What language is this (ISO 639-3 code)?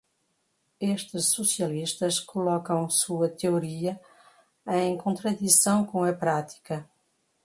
por